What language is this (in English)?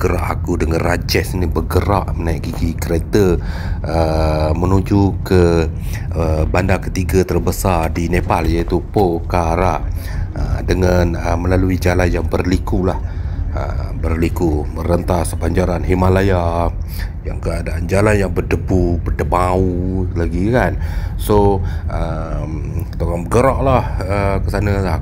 Malay